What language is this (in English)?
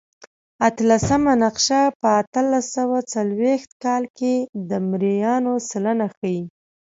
Pashto